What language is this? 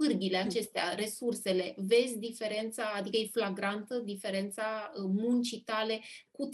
Romanian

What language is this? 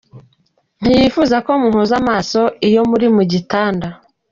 Kinyarwanda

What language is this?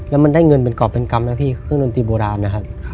Thai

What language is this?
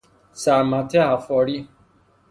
Persian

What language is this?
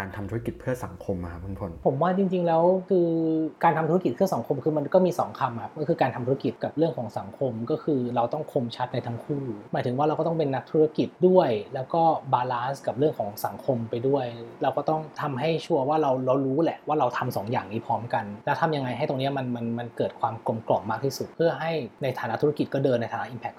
Thai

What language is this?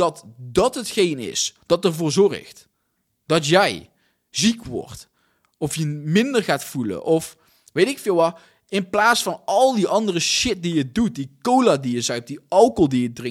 Dutch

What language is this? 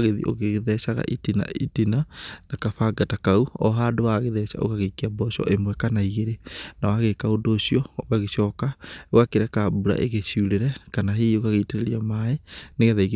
Kikuyu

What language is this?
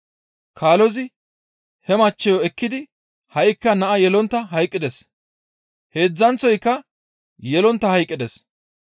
Gamo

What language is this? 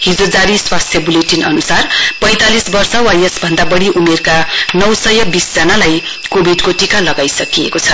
Nepali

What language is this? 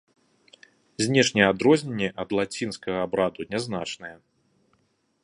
Belarusian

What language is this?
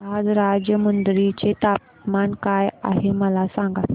Marathi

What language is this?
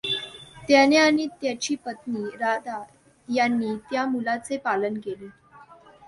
Marathi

